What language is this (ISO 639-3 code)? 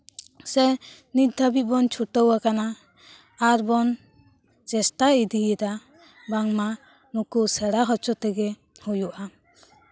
sat